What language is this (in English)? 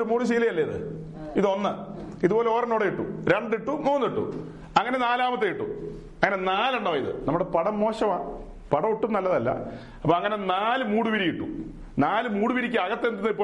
Malayalam